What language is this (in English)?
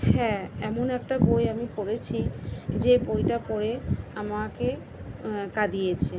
Bangla